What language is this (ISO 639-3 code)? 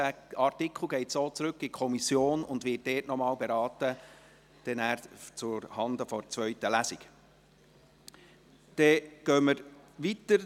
gsw